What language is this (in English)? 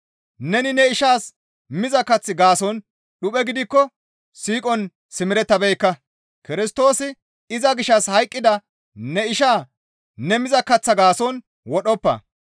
Gamo